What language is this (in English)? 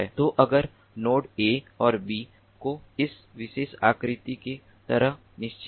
Hindi